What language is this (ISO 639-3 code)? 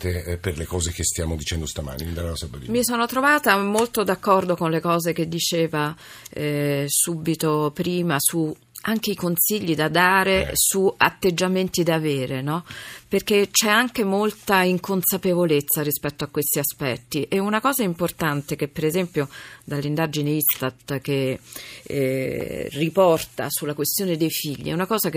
ita